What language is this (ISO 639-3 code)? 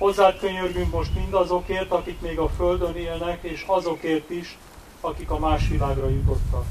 hun